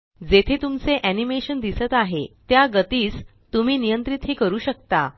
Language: Marathi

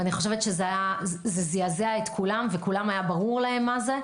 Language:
Hebrew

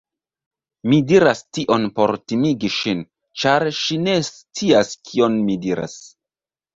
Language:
Esperanto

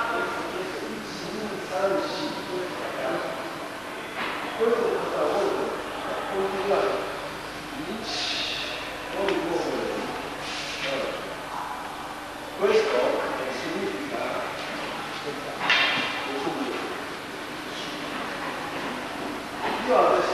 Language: Romanian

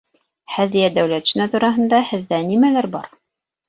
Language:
Bashkir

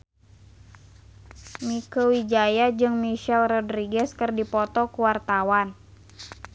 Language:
Sundanese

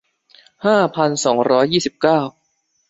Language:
Thai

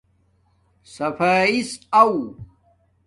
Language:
Domaaki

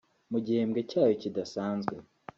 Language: Kinyarwanda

